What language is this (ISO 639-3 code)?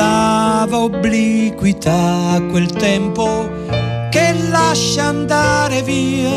ita